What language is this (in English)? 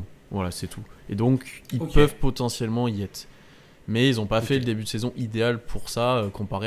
French